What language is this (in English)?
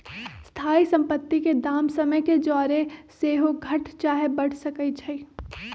Magahi